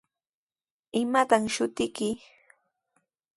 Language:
Sihuas Ancash Quechua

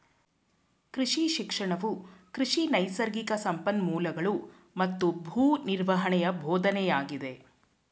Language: Kannada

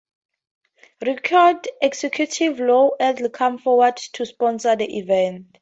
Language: English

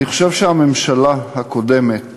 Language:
Hebrew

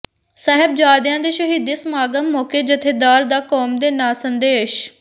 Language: Punjabi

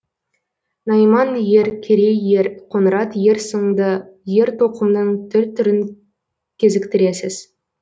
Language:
Kazakh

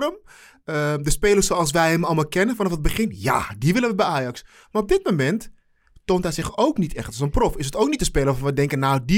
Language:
Dutch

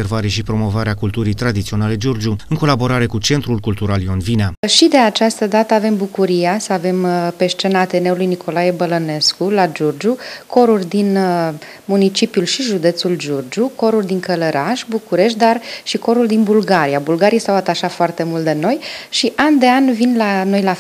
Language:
Romanian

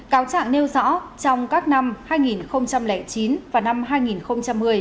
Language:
Vietnamese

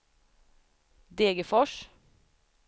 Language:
Swedish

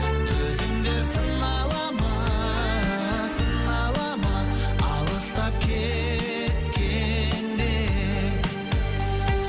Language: Kazakh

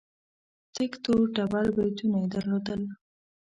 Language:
Pashto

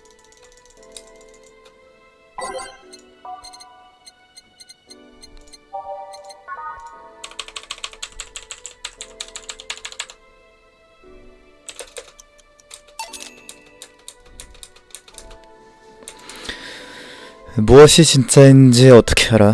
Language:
Korean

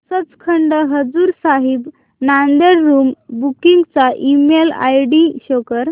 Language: Marathi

